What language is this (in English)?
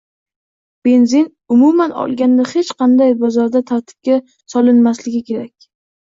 Uzbek